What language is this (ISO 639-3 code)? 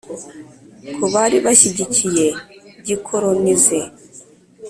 kin